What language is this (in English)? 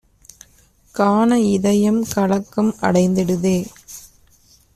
Tamil